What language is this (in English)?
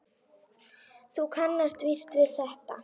Icelandic